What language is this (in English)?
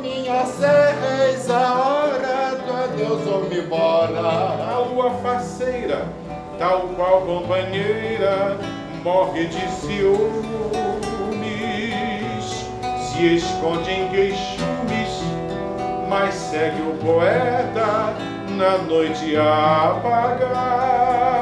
Portuguese